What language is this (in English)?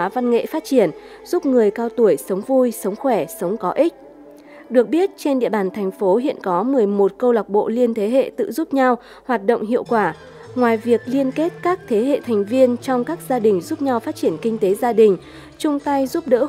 Vietnamese